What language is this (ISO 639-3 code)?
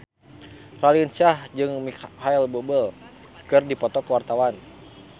sun